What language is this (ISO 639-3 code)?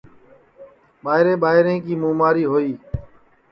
ssi